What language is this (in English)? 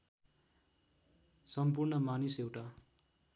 Nepali